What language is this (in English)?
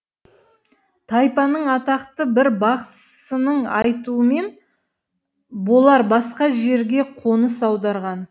Kazakh